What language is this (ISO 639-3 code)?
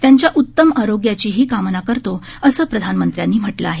mar